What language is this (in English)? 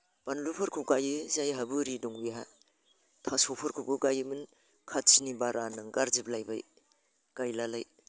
Bodo